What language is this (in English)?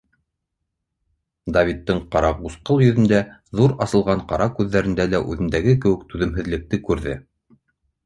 Bashkir